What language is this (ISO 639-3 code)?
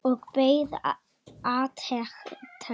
isl